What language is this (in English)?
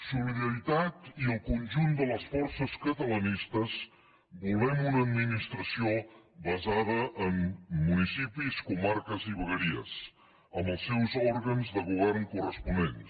Catalan